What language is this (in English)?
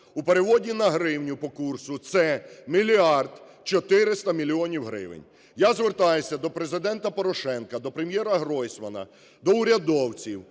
Ukrainian